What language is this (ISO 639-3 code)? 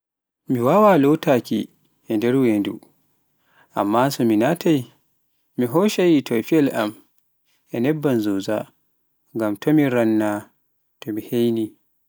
fuf